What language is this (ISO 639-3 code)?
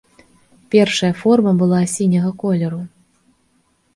bel